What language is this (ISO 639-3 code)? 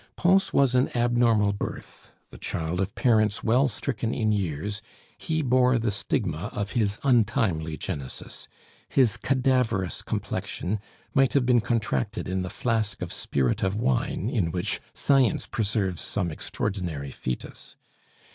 eng